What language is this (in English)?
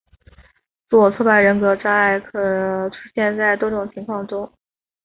Chinese